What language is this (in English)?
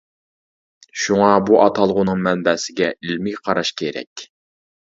Uyghur